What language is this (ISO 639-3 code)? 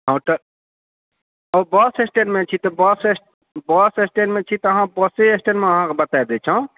mai